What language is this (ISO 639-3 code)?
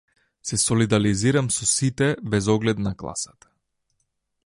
mkd